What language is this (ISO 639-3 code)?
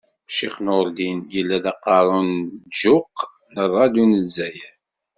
kab